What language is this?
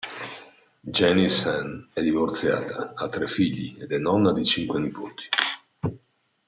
Italian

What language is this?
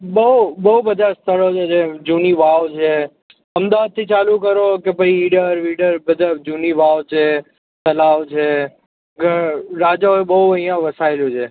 Gujarati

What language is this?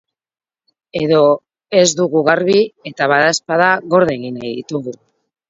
Basque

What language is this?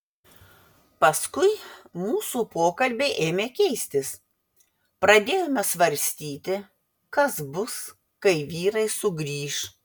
Lithuanian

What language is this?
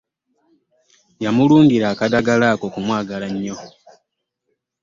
Ganda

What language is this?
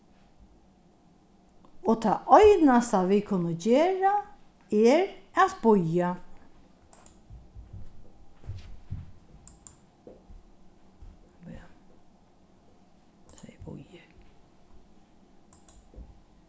Faroese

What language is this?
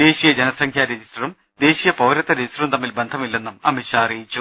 Malayalam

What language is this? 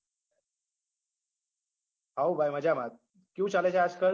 Gujarati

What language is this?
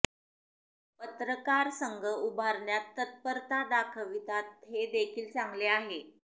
Marathi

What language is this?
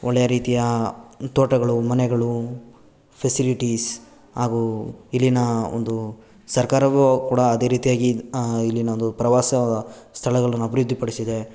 Kannada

